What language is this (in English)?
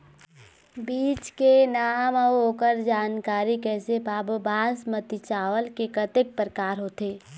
Chhattisgarhi